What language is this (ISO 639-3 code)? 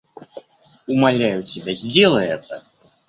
rus